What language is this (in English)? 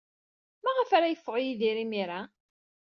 Kabyle